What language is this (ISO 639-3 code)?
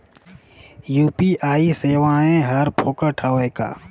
hne